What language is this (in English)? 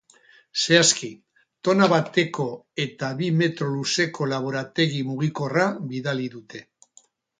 Basque